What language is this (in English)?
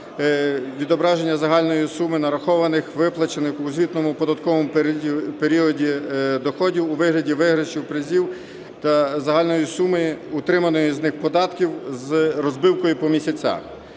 Ukrainian